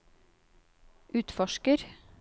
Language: Norwegian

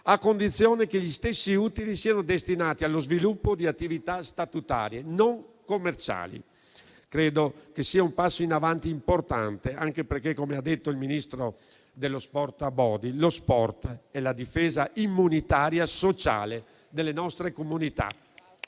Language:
Italian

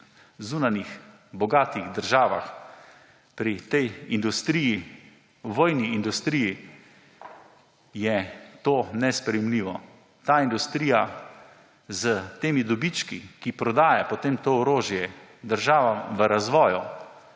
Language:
Slovenian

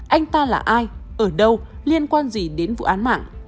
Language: Vietnamese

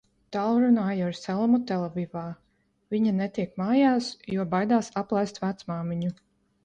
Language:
Latvian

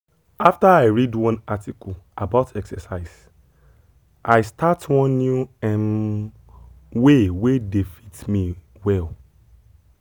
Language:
Nigerian Pidgin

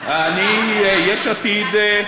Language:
Hebrew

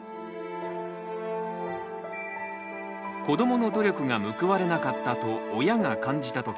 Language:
Japanese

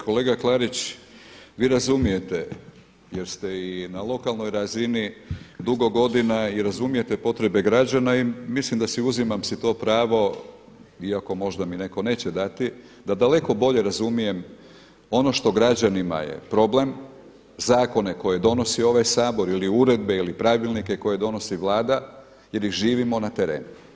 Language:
Croatian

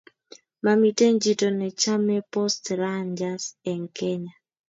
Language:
Kalenjin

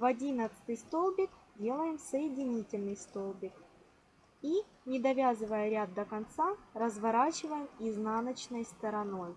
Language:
Russian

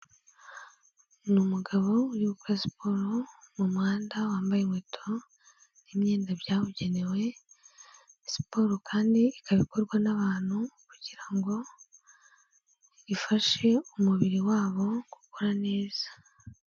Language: Kinyarwanda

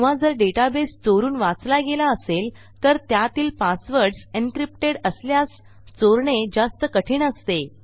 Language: Marathi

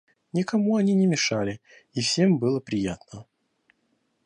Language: Russian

